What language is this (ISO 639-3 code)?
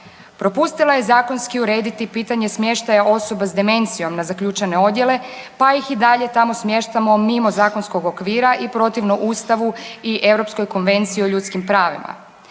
hrv